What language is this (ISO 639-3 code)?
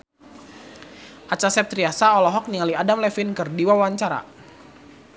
sun